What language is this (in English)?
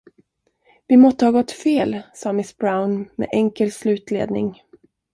Swedish